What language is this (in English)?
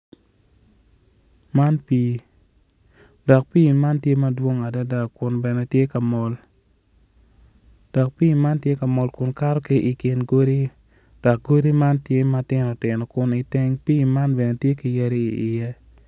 Acoli